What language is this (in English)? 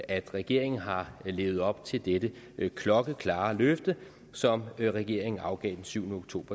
Danish